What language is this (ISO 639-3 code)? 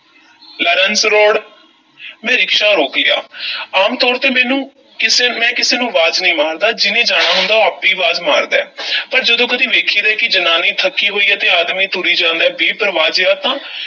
pan